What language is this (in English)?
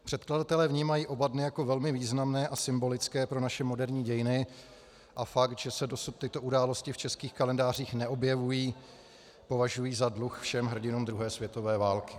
Czech